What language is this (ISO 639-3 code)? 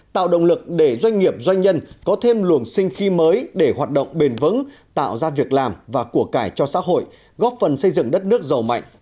vie